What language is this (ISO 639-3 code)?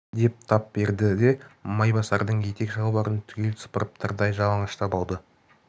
kaz